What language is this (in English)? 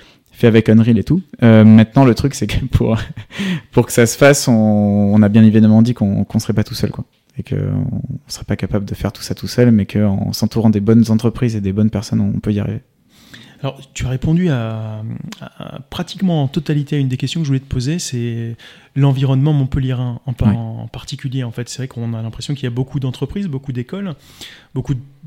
French